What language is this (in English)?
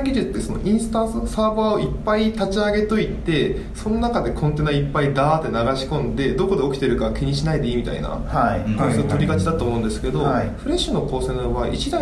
Japanese